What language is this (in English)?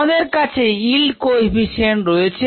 Bangla